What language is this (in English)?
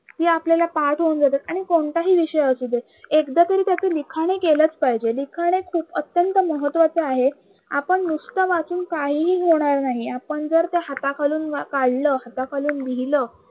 Marathi